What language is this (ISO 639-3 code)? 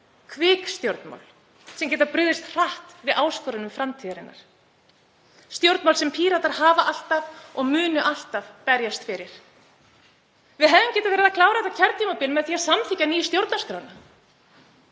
isl